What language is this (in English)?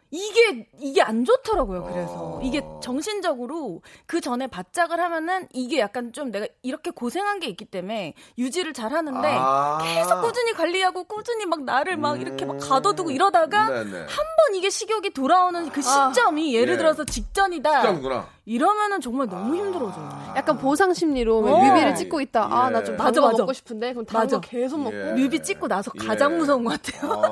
Korean